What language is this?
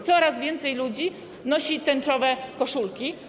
Polish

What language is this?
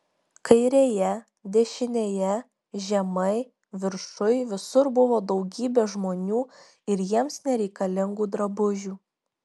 Lithuanian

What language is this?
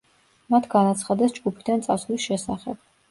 Georgian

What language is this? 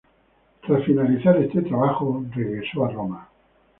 Spanish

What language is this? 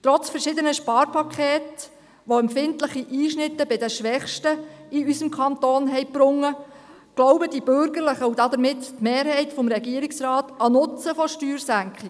Swiss German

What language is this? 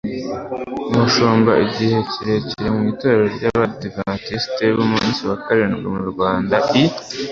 Kinyarwanda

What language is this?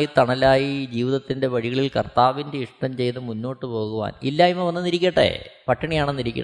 Malayalam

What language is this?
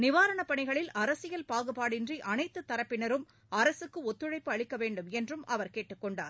Tamil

